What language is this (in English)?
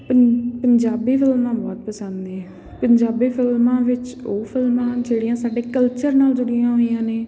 Punjabi